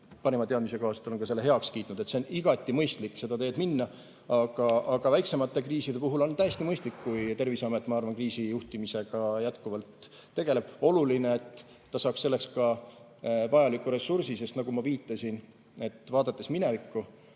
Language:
Estonian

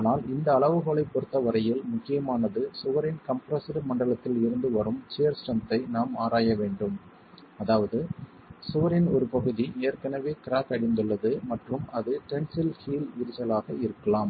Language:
Tamil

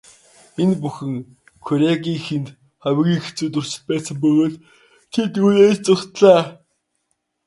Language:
Mongolian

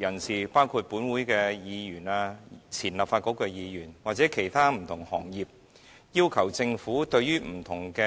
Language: Cantonese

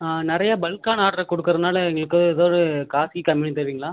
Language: Tamil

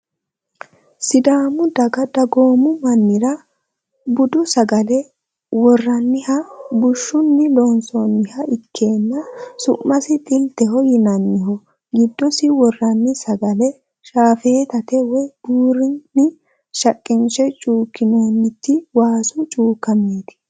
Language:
Sidamo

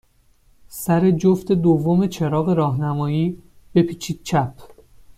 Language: Persian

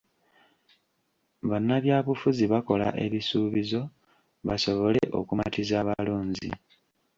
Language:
Ganda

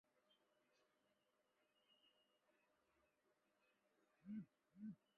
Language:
Chinese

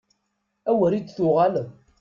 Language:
Kabyle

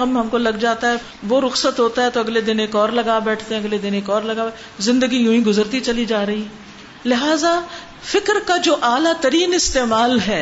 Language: Urdu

